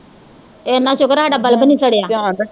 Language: Punjabi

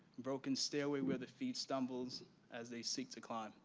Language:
English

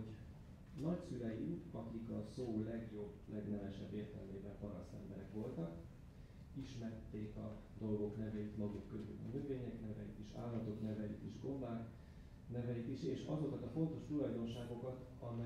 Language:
Hungarian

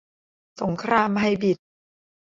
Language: Thai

